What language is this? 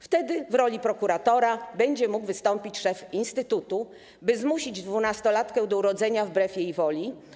Polish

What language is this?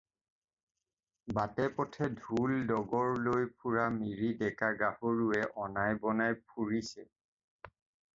Assamese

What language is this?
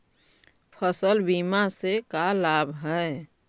Magahi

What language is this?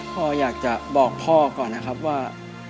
Thai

